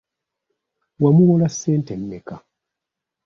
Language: Ganda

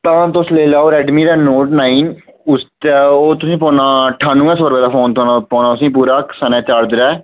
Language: Dogri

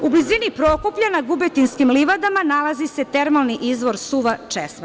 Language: Serbian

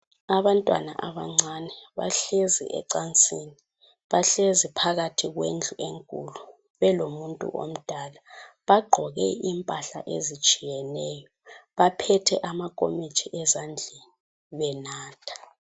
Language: North Ndebele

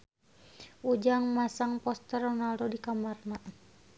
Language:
Sundanese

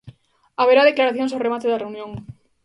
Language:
Galician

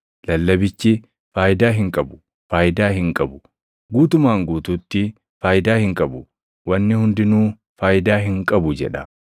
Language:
Oromo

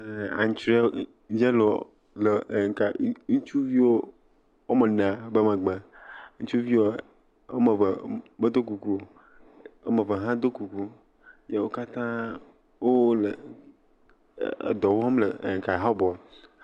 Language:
Ewe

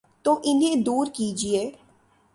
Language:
Urdu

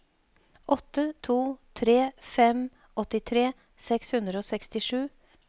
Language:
Norwegian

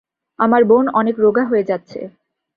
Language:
Bangla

